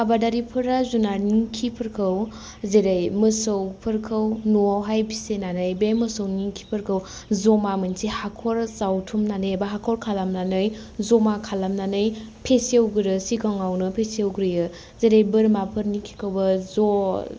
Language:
Bodo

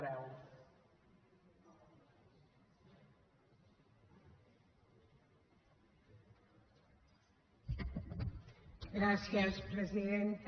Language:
Catalan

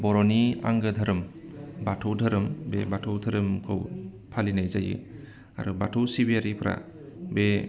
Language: Bodo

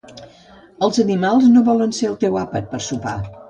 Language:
Catalan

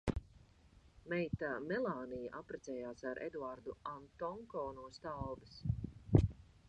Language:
Latvian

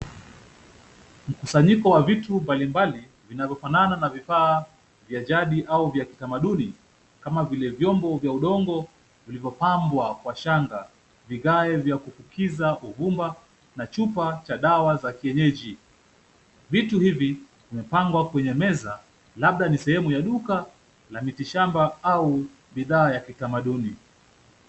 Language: Swahili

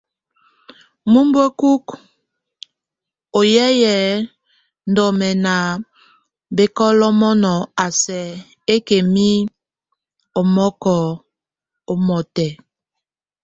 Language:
Tunen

